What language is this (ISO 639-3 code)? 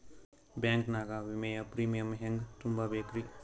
kan